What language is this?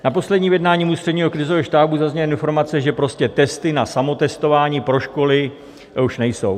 Czech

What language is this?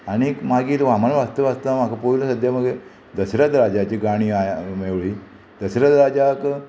Konkani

